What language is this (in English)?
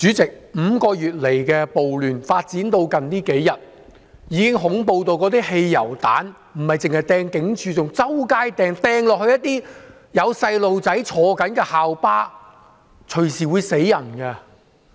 Cantonese